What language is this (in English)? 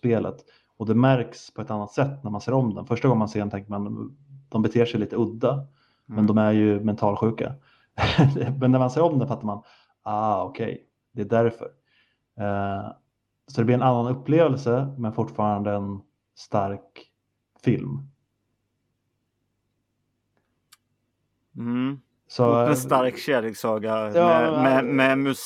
Swedish